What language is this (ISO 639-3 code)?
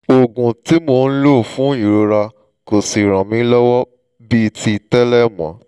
yor